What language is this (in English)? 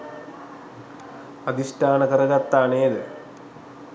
Sinhala